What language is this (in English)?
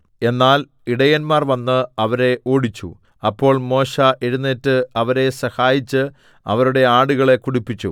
Malayalam